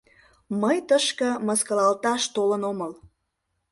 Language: Mari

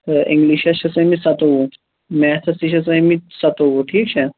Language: Kashmiri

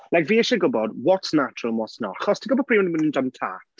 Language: Welsh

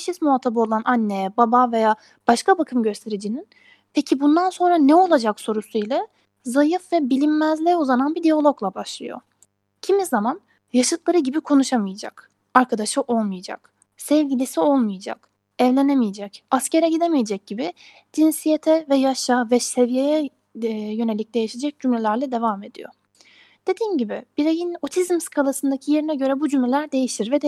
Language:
Turkish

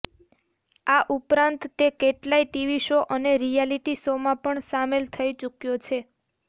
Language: Gujarati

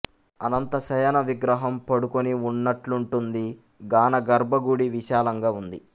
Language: Telugu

